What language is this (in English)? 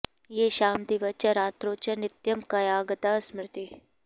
Sanskrit